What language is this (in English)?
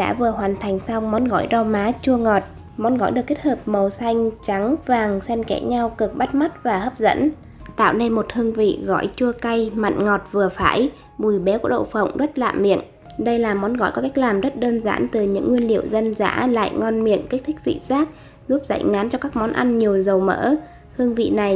Vietnamese